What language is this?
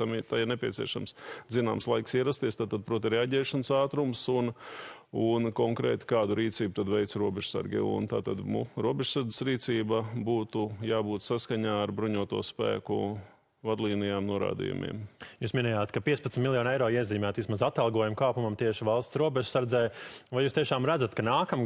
Latvian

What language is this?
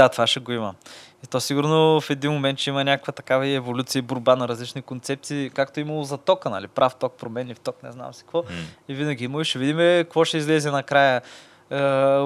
Bulgarian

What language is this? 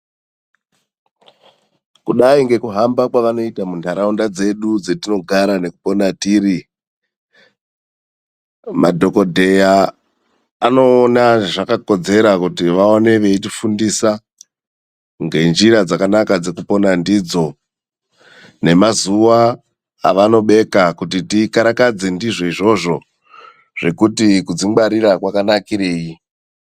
Ndau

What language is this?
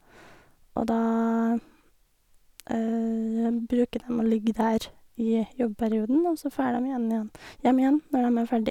Norwegian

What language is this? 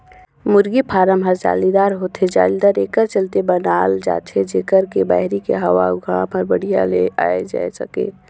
Chhattisgarhi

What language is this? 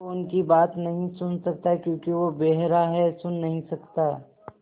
Hindi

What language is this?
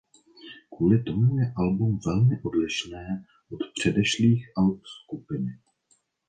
Czech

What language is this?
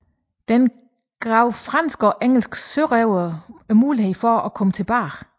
Danish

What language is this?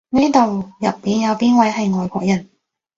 Cantonese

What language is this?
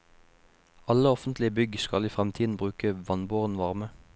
Norwegian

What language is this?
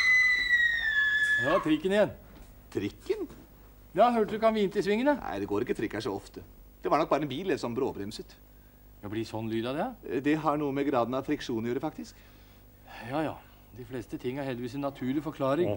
Norwegian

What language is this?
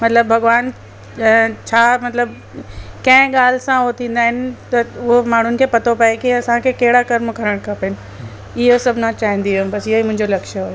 Sindhi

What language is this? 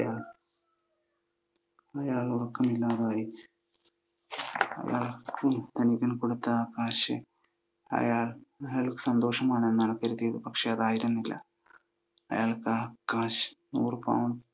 Malayalam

